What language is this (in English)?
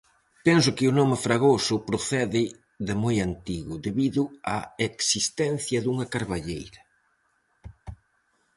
Galician